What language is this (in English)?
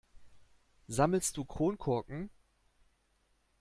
German